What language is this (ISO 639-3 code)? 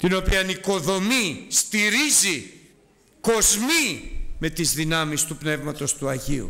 ell